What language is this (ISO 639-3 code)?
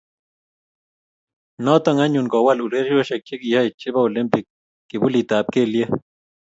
kln